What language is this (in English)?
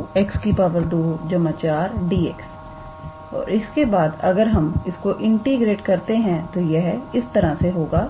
Hindi